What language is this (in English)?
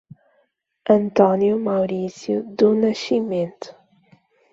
Portuguese